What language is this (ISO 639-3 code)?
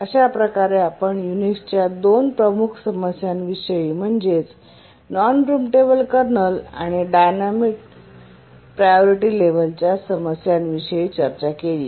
mar